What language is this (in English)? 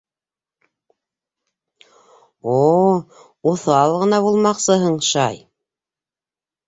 Bashkir